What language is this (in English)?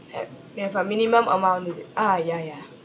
English